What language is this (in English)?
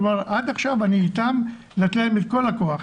Hebrew